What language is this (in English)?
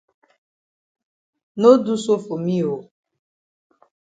Cameroon Pidgin